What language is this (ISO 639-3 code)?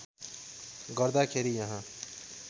nep